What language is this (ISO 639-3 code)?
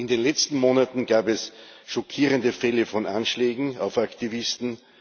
deu